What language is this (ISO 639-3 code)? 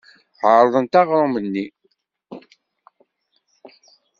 kab